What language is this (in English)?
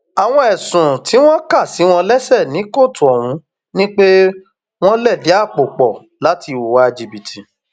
Yoruba